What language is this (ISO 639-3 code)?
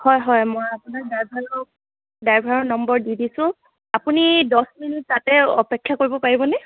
asm